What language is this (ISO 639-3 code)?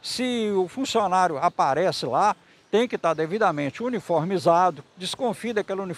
por